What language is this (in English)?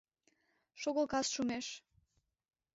Mari